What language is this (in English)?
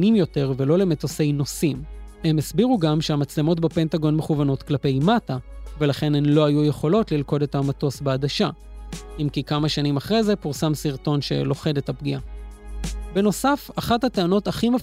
Hebrew